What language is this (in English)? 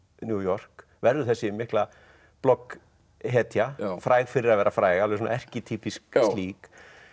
Icelandic